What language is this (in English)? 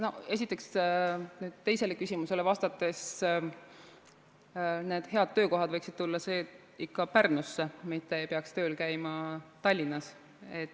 Estonian